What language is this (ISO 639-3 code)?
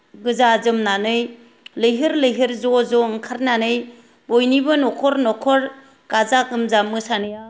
brx